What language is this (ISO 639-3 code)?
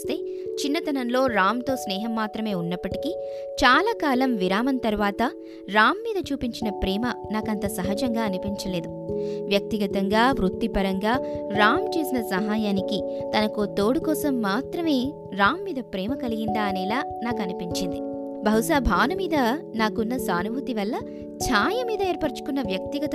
tel